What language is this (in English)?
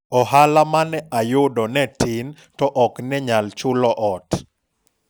Luo (Kenya and Tanzania)